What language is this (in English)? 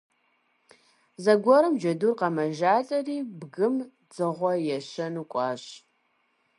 Kabardian